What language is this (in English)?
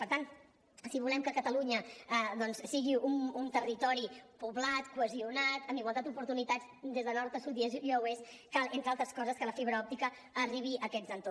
Catalan